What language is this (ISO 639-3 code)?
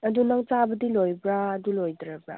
mni